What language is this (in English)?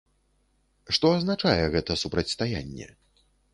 Belarusian